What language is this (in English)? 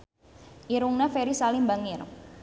Sundanese